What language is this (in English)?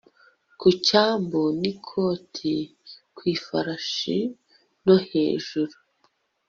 Kinyarwanda